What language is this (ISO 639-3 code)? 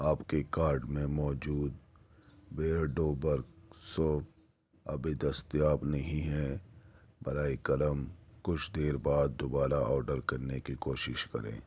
urd